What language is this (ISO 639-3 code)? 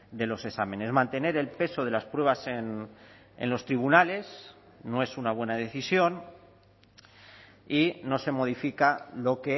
spa